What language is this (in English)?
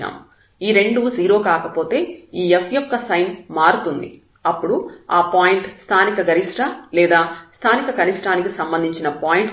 Telugu